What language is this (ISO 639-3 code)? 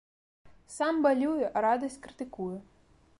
bel